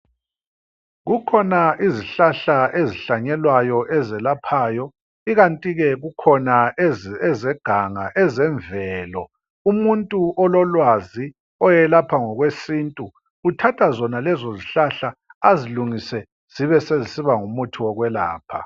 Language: North Ndebele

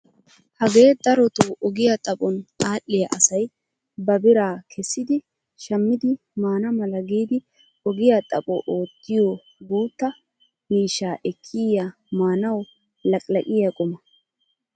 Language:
Wolaytta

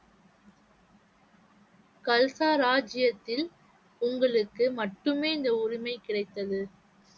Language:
Tamil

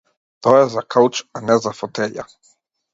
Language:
Macedonian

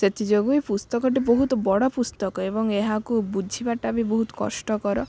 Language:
Odia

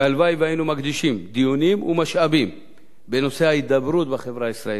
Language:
Hebrew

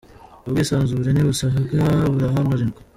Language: Kinyarwanda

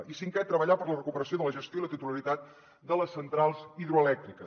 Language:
Catalan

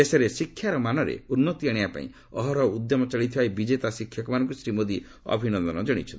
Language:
Odia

